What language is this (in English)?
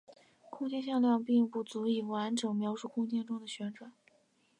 Chinese